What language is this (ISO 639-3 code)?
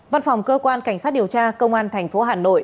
vie